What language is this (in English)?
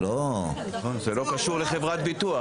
Hebrew